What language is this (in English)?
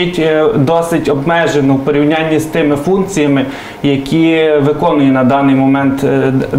Ukrainian